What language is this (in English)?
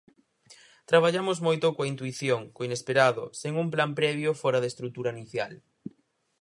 Galician